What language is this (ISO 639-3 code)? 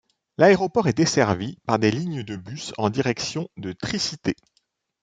fra